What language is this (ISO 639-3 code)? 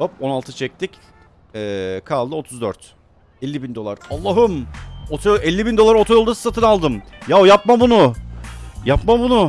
tur